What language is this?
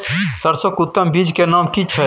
Maithili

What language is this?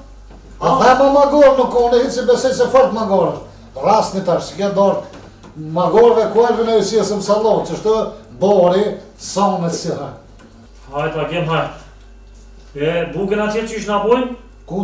Romanian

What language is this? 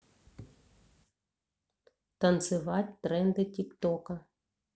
Russian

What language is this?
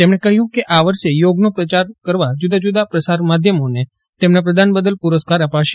Gujarati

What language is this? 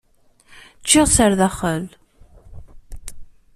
Kabyle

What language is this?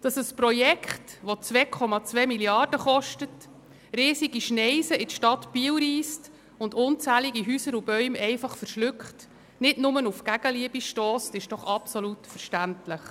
Swiss German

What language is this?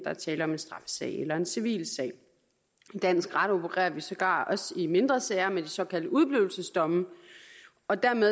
Danish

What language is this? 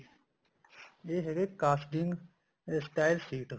Punjabi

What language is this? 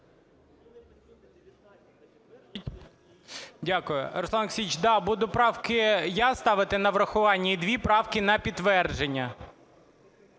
Ukrainian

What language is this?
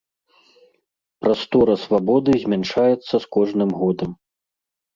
Belarusian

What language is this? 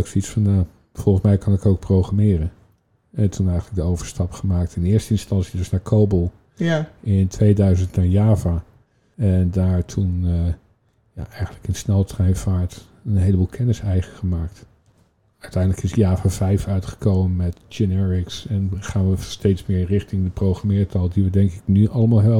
Dutch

